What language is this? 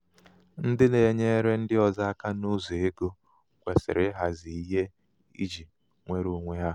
Igbo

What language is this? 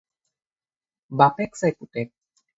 Assamese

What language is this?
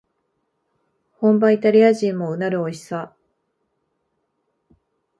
Japanese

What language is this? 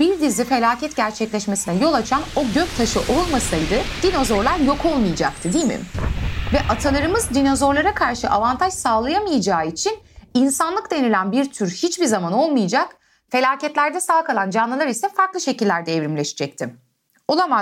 Turkish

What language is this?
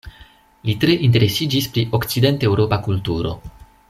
Esperanto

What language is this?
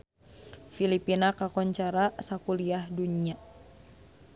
Sundanese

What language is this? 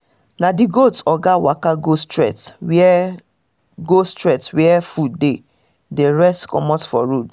Nigerian Pidgin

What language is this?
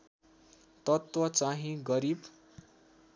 Nepali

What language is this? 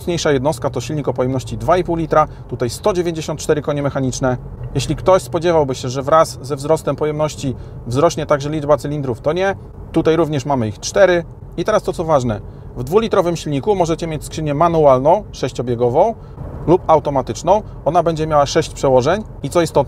Polish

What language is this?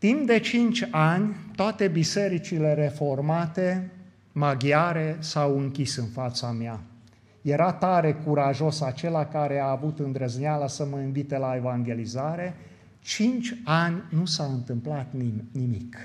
Romanian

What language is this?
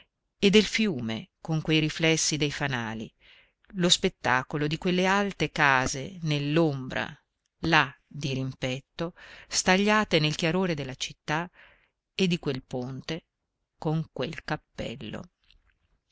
Italian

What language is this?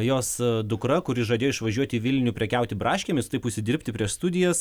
Lithuanian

